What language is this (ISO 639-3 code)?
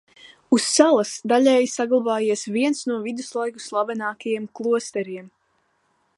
lav